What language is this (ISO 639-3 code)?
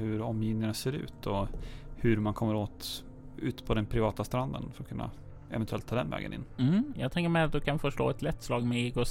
swe